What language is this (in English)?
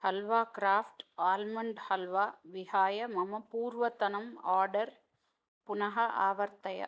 Sanskrit